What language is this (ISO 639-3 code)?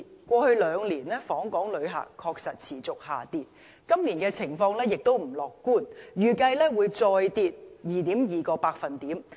yue